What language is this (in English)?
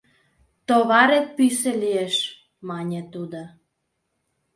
Mari